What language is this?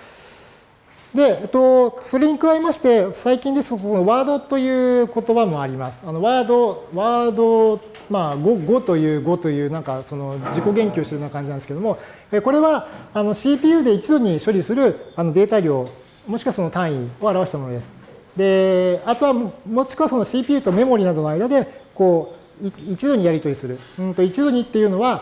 Japanese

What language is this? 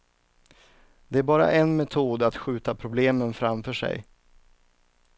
Swedish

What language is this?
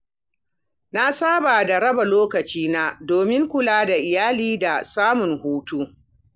Hausa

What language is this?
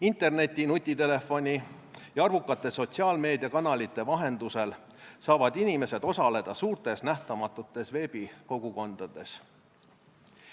Estonian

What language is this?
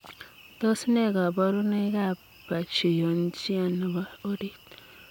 Kalenjin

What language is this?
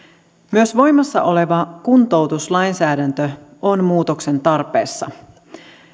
Finnish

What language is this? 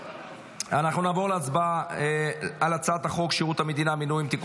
Hebrew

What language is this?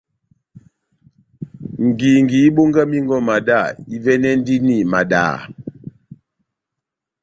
Batanga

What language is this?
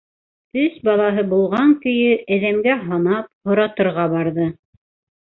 Bashkir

